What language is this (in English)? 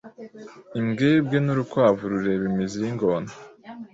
Kinyarwanda